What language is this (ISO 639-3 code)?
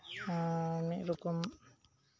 sat